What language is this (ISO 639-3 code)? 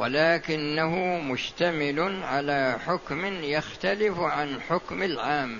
ara